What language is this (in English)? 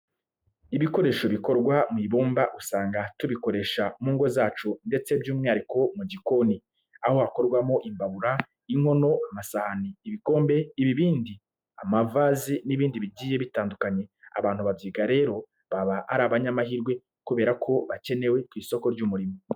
Kinyarwanda